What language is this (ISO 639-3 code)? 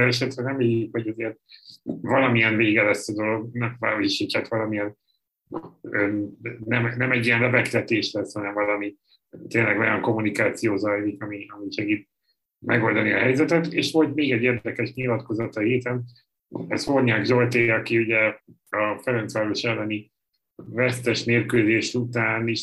hun